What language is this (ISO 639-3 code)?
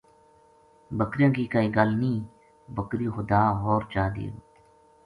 gju